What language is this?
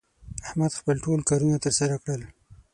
Pashto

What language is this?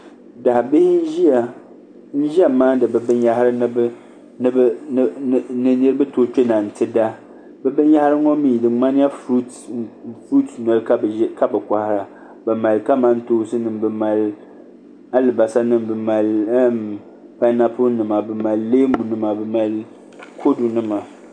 Dagbani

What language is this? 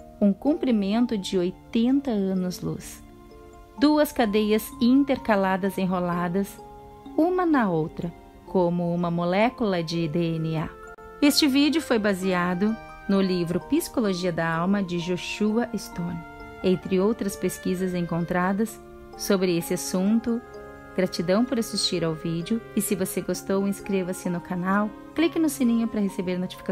Portuguese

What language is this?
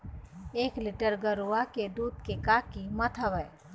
Chhattisgarhi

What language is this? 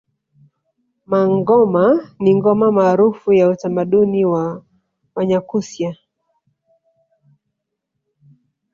Swahili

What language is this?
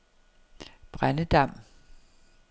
Danish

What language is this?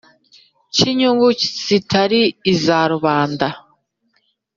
Kinyarwanda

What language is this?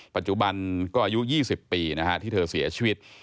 Thai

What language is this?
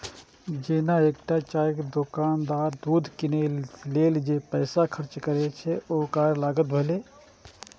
Maithili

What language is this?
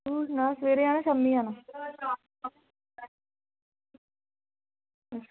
Dogri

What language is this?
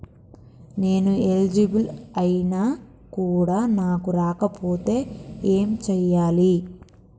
Telugu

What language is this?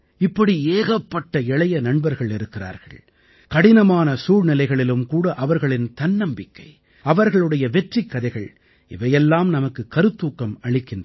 Tamil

